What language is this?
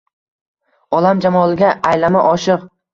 Uzbek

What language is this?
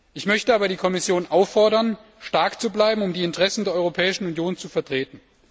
German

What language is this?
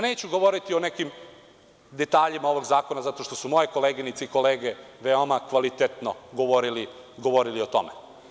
Serbian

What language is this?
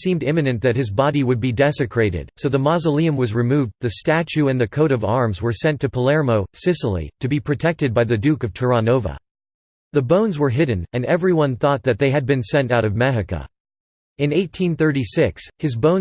English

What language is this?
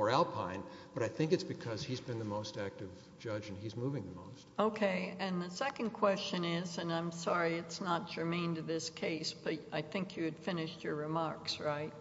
English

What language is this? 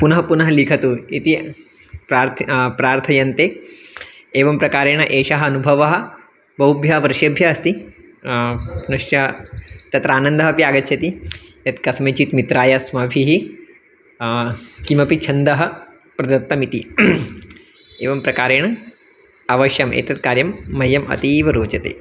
Sanskrit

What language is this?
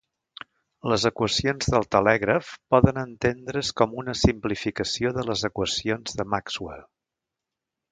Catalan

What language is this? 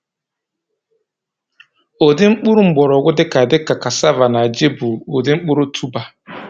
Igbo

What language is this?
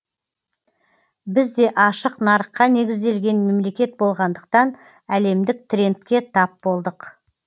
Kazakh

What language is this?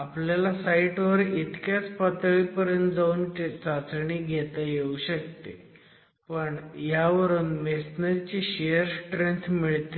Marathi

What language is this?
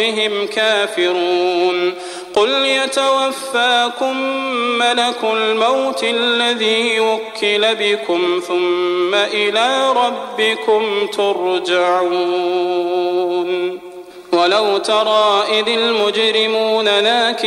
Arabic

